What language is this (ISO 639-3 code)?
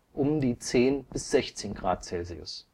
deu